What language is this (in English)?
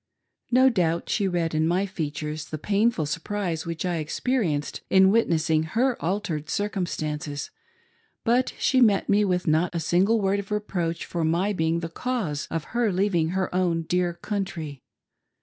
English